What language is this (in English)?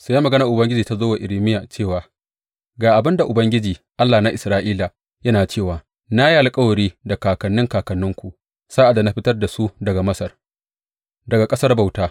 Hausa